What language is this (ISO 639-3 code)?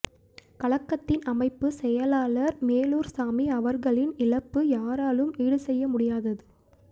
tam